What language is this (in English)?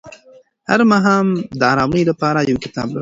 Pashto